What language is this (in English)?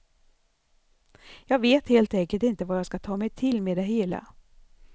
Swedish